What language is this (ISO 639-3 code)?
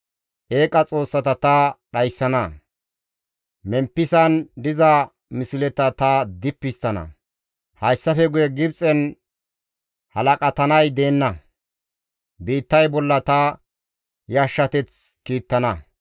gmv